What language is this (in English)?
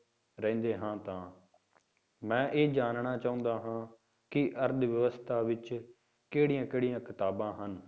Punjabi